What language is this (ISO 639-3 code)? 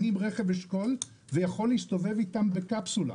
heb